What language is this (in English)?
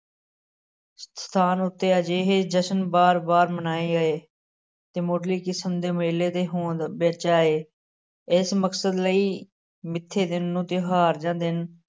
Punjabi